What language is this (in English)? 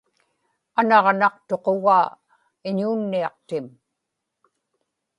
Inupiaq